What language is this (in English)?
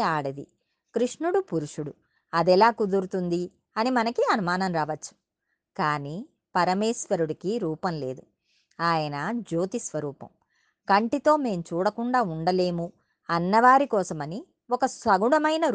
Telugu